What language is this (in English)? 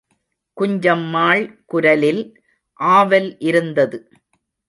Tamil